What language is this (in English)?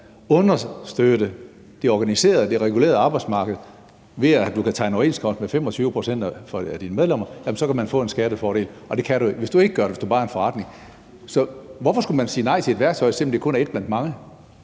Danish